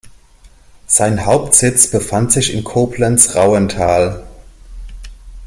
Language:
German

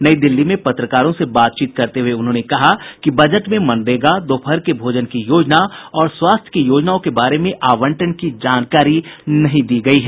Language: Hindi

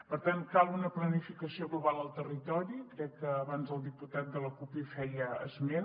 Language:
Catalan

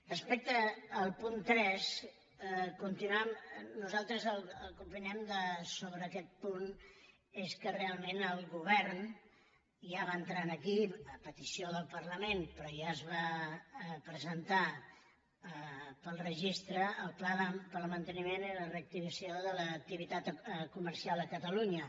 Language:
Catalan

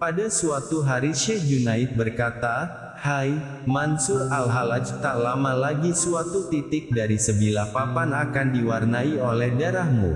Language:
Indonesian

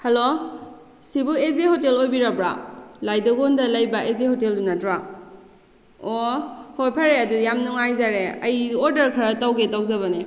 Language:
Manipuri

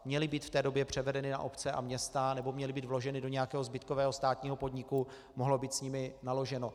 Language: Czech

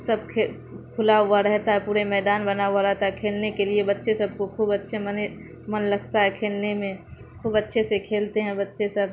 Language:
Urdu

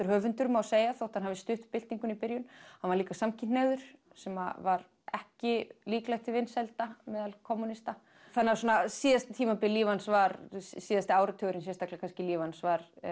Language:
Icelandic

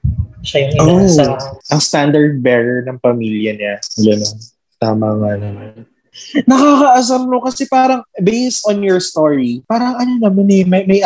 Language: Filipino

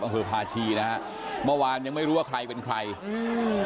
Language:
Thai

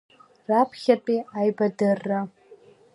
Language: Abkhazian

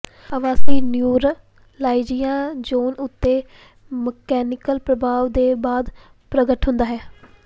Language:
Punjabi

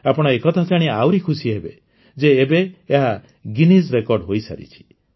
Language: Odia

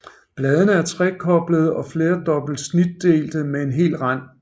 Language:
Danish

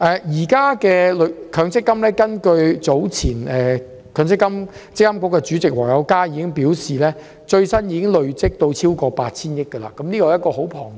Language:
Cantonese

